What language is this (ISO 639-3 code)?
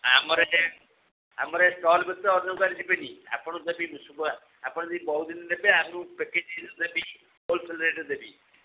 ori